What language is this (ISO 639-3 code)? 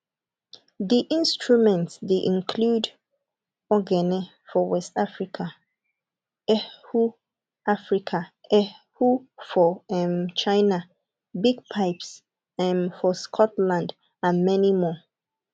pcm